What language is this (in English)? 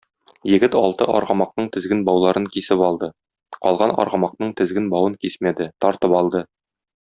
Tatar